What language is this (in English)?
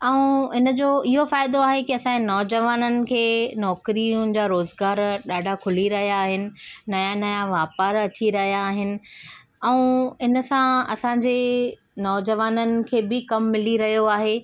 Sindhi